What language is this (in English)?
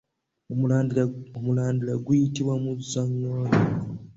Ganda